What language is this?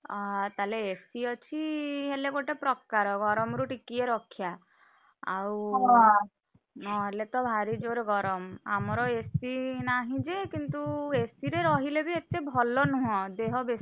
Odia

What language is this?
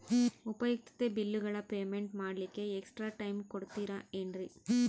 Kannada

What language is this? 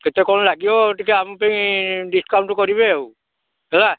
Odia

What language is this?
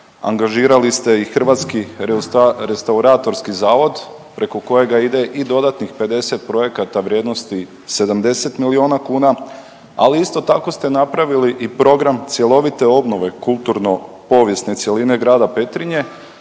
Croatian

